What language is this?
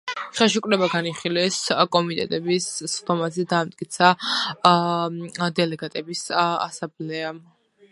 Georgian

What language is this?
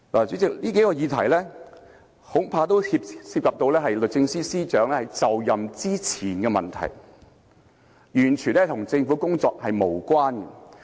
Cantonese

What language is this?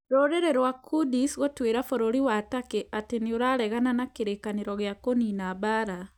Kikuyu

